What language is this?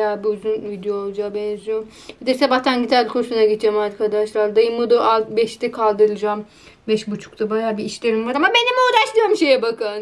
Turkish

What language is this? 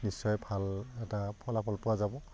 Assamese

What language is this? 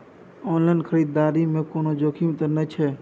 Maithili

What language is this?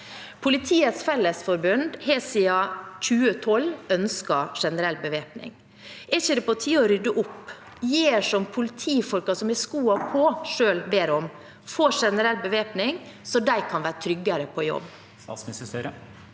Norwegian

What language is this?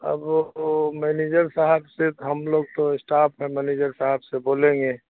Urdu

